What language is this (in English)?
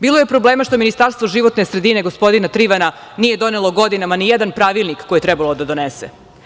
Serbian